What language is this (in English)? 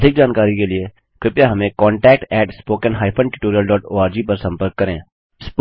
Hindi